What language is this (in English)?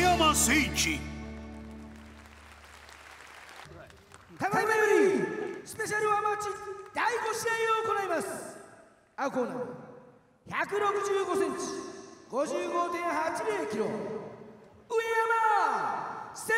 Japanese